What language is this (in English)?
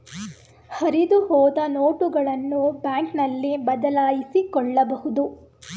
Kannada